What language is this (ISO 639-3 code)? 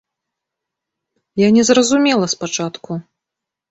bel